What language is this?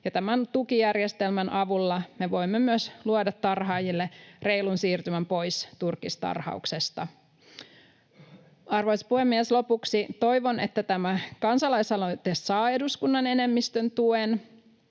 Finnish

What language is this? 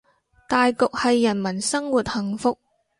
Cantonese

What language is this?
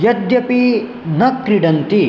Sanskrit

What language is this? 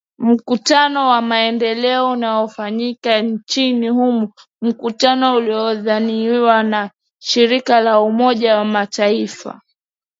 Swahili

